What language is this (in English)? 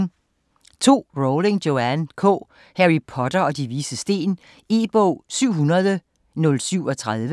Danish